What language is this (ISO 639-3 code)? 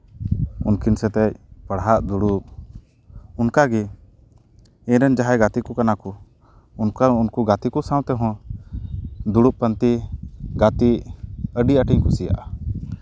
sat